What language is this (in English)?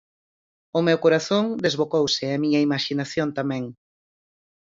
Galician